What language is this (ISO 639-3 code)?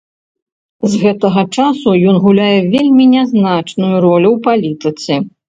bel